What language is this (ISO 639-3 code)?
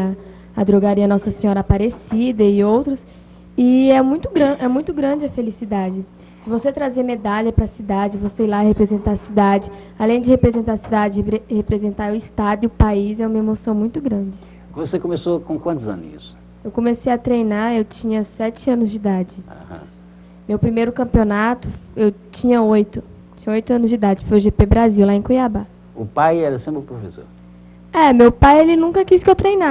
por